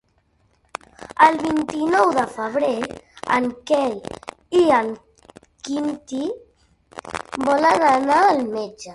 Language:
Catalan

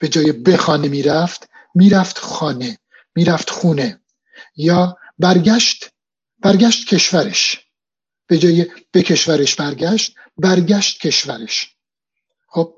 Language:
Persian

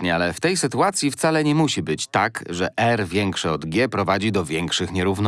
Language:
Polish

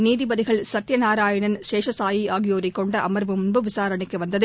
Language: Tamil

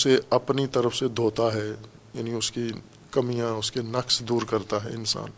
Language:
Urdu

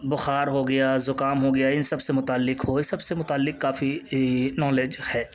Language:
Urdu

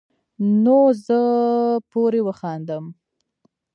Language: Pashto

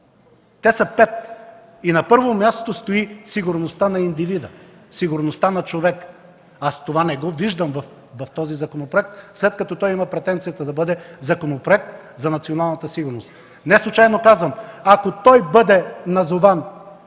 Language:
Bulgarian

